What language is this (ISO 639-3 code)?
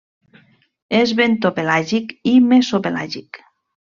cat